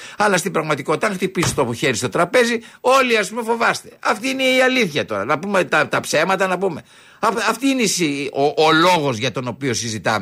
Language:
Greek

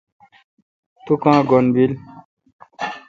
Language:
Kalkoti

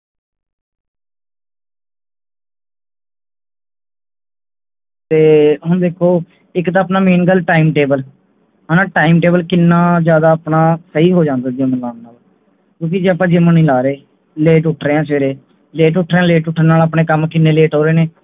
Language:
Punjabi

